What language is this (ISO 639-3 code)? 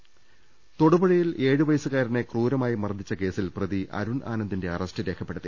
mal